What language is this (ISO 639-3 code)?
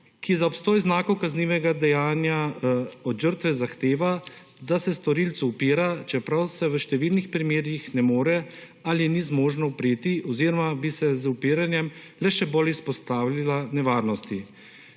slv